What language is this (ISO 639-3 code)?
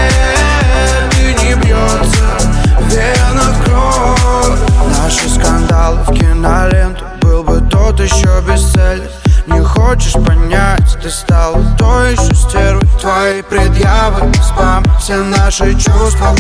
rus